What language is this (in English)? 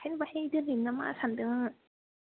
Bodo